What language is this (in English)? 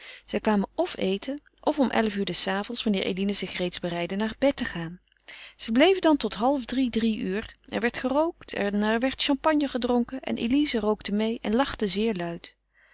Dutch